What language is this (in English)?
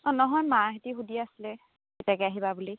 Assamese